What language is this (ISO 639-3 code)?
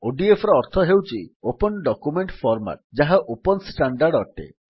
ori